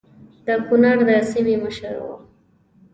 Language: Pashto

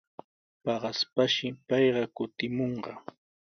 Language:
Sihuas Ancash Quechua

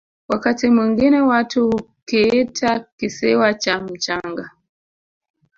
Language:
Swahili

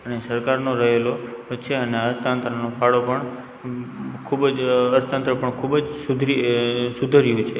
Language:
Gujarati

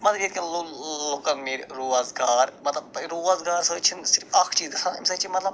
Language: Kashmiri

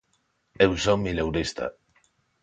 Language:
Galician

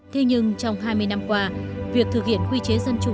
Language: Vietnamese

